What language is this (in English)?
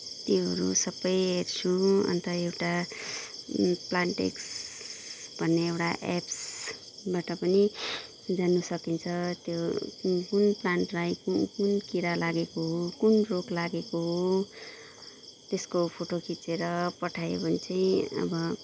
Nepali